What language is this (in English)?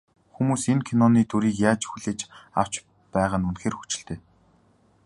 Mongolian